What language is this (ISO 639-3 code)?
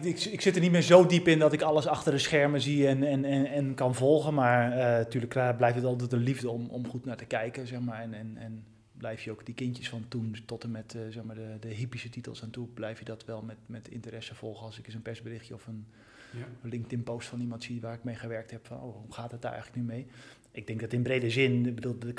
nld